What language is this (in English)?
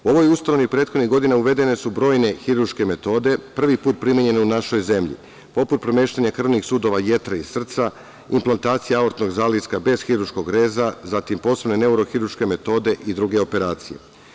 Serbian